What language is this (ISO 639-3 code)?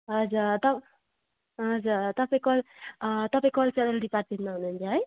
nep